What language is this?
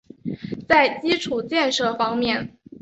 Chinese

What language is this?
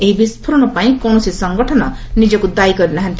Odia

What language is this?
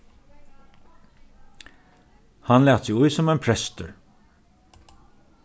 Faroese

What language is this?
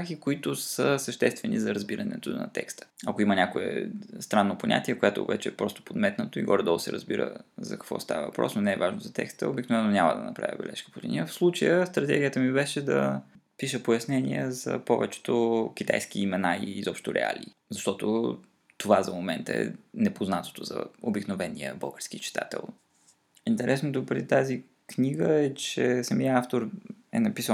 Bulgarian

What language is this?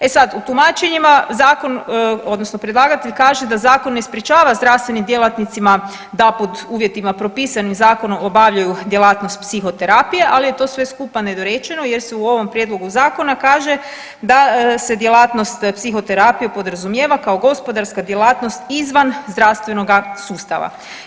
Croatian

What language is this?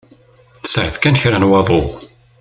Kabyle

